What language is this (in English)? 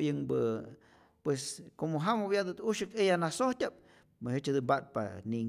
Rayón Zoque